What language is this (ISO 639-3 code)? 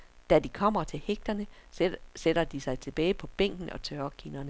dan